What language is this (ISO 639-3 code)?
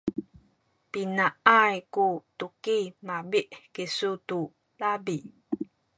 szy